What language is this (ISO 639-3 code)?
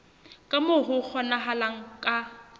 sot